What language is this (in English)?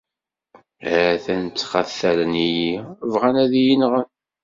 Kabyle